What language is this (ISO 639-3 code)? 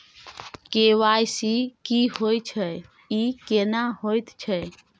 mai